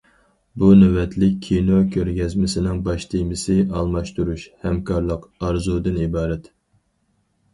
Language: Uyghur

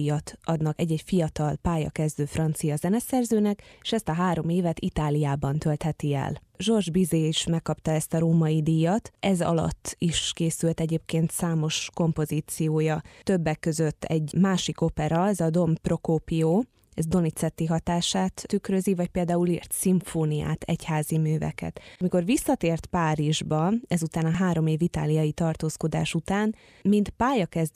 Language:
Hungarian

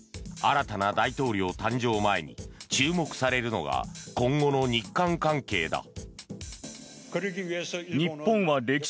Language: Japanese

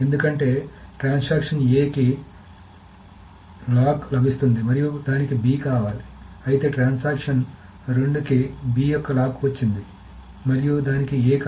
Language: Telugu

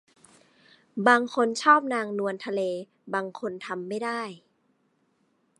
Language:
Thai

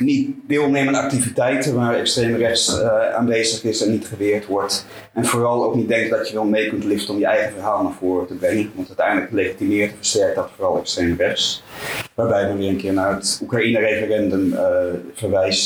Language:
Dutch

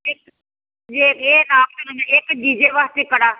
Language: Punjabi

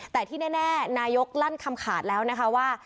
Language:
Thai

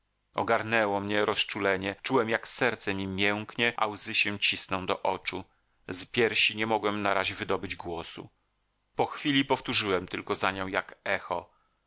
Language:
Polish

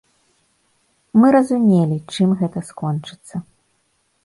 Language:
Belarusian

